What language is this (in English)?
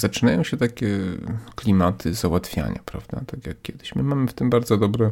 Polish